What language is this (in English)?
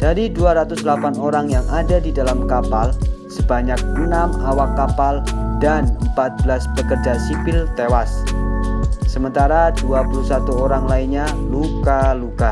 Indonesian